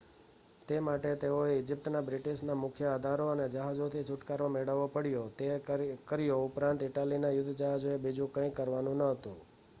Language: Gujarati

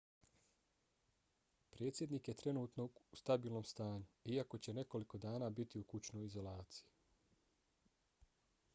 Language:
Bosnian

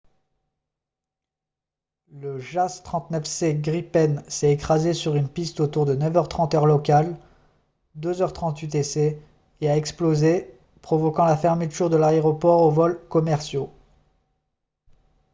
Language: French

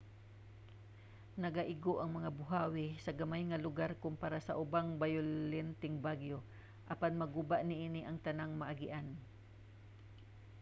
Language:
Cebuano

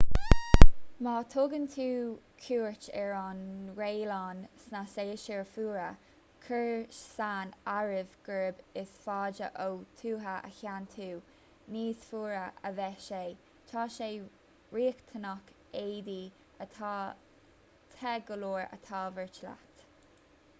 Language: Irish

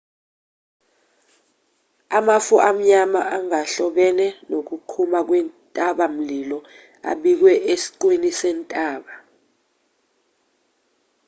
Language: Zulu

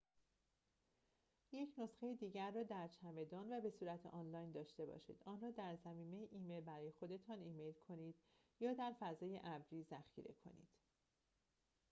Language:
Persian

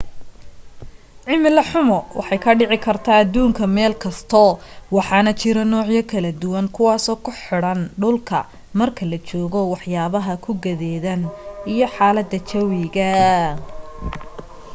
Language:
Somali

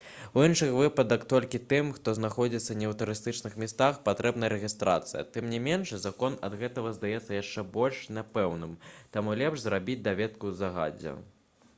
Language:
Belarusian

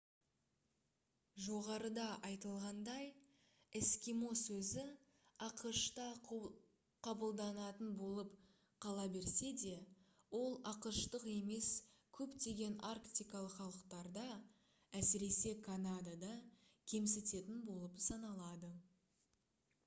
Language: Kazakh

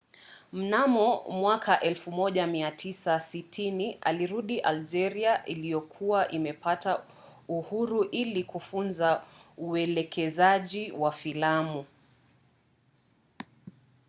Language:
Swahili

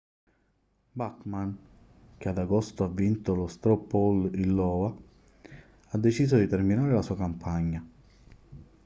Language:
Italian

